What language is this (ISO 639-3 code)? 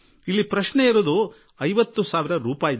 kan